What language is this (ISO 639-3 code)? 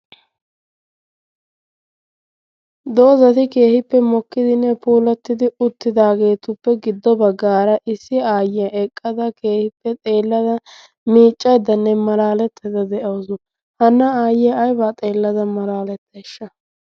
wal